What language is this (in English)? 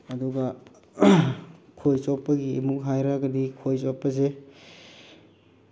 Manipuri